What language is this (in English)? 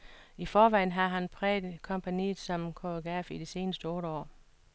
Danish